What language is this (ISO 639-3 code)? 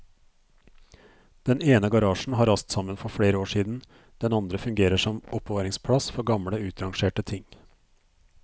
nor